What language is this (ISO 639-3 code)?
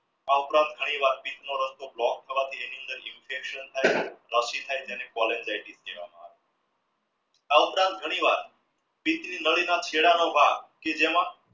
guj